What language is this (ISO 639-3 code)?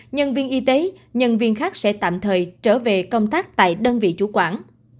vie